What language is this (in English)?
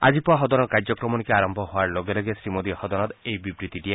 Assamese